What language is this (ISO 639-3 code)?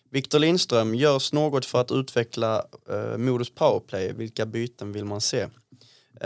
swe